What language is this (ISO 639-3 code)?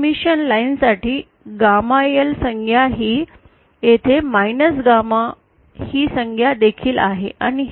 mar